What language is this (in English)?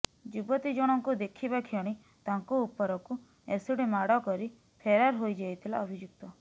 Odia